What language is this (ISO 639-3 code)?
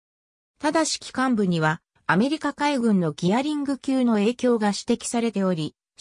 jpn